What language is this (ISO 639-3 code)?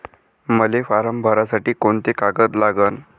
mar